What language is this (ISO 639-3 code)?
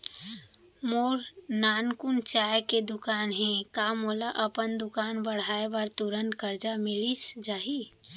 hne